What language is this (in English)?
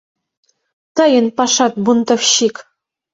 Mari